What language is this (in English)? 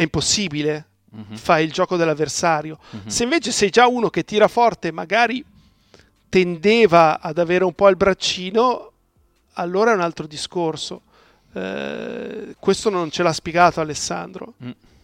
Italian